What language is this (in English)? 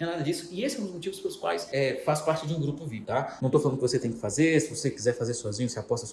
Portuguese